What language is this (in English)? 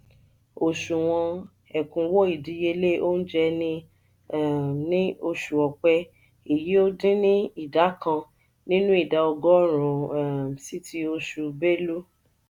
Yoruba